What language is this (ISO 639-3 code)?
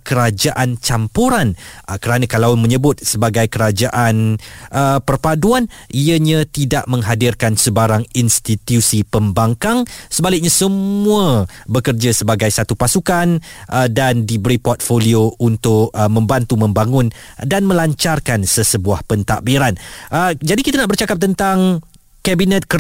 msa